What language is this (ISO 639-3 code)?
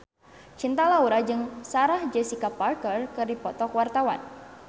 sun